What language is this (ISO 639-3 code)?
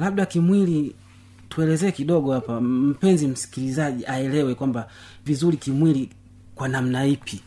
swa